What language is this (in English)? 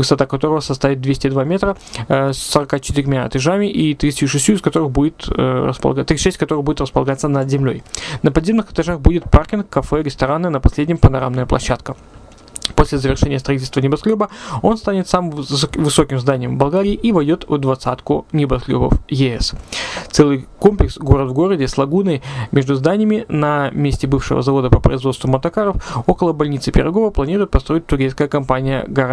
Russian